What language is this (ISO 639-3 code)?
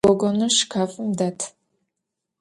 ady